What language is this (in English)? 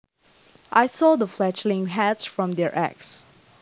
Javanese